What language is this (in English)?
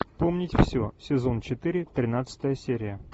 Russian